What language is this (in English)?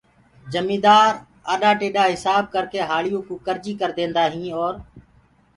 Gurgula